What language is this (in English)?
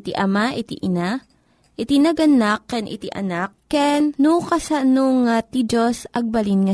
Filipino